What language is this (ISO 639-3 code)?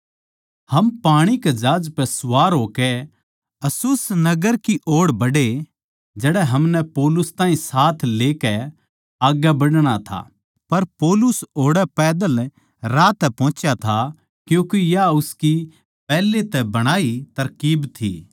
bgc